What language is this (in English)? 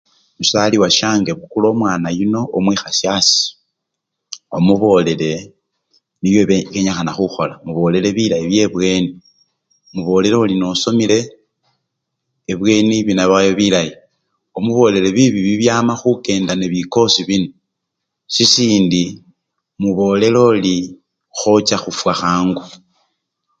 Luyia